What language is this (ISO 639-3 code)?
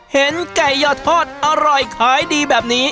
tha